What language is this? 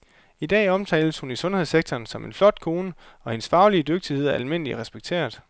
Danish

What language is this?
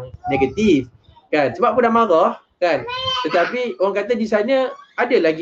Malay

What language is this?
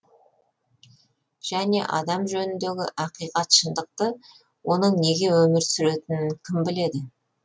Kazakh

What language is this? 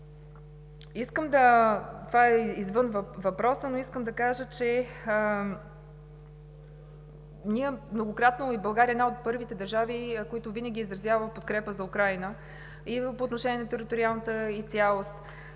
Bulgarian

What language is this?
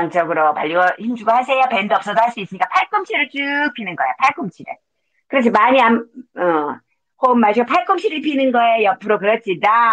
Korean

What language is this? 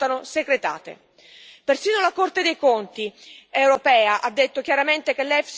Italian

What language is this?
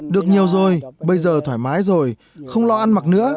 Vietnamese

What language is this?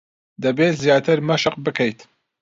Central Kurdish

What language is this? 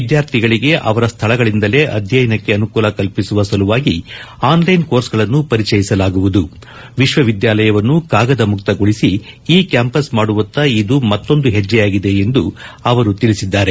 Kannada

